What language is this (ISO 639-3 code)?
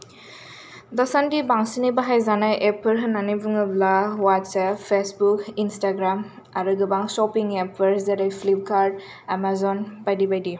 brx